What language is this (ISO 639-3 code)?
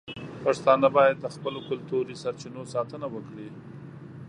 pus